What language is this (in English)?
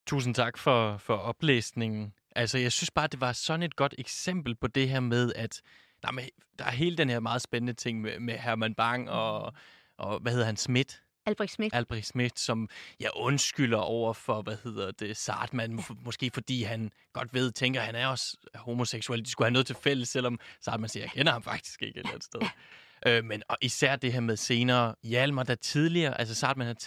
Danish